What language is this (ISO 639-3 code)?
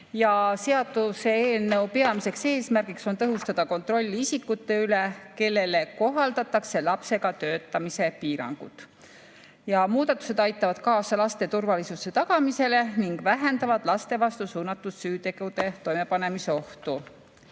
est